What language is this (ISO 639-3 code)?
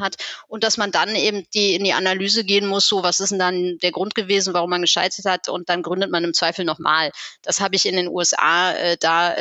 deu